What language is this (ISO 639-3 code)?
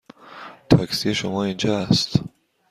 fas